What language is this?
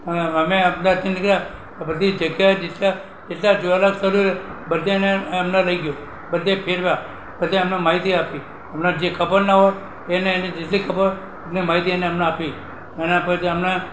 Gujarati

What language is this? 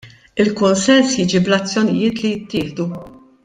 Maltese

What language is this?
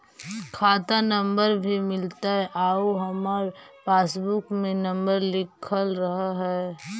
Magahi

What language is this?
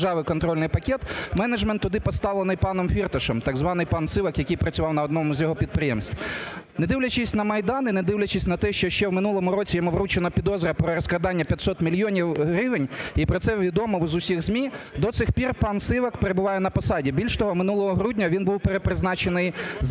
Ukrainian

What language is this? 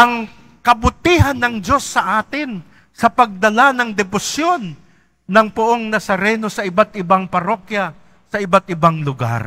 Filipino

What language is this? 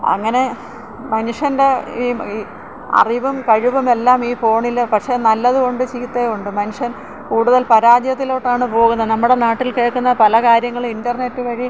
Malayalam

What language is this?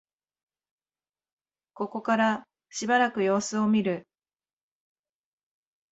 Japanese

